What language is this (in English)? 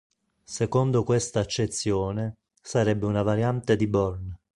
Italian